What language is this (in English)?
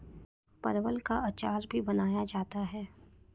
Hindi